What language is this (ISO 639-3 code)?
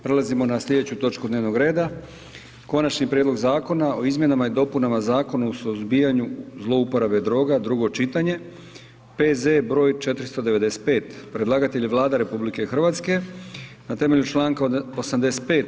hrv